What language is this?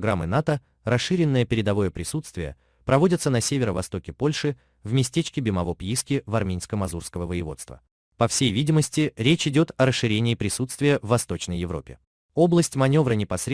Russian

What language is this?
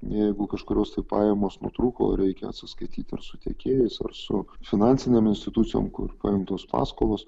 Lithuanian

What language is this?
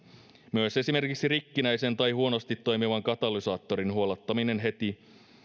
Finnish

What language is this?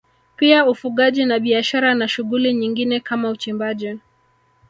Swahili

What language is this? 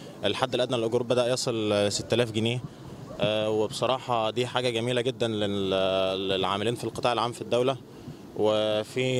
Arabic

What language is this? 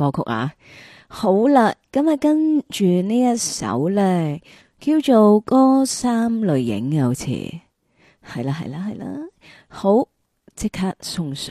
Chinese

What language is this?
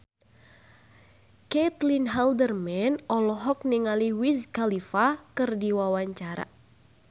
Sundanese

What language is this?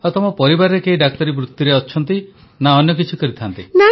Odia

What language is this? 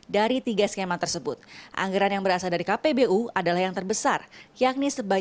Indonesian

